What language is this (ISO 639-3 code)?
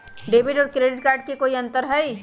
mag